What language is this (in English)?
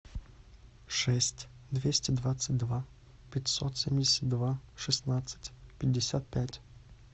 Russian